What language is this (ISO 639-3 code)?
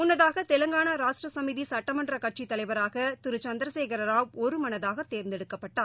tam